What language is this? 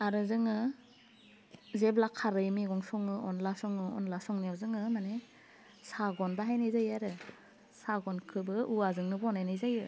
Bodo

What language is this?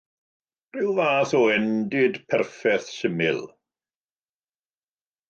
Welsh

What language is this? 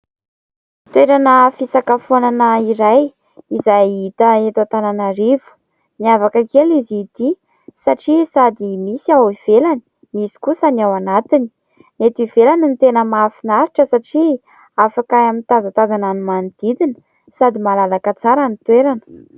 Malagasy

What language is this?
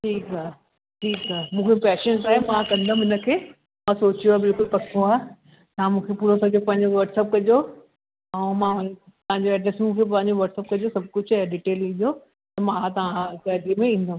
Sindhi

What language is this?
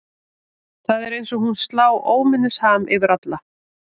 Icelandic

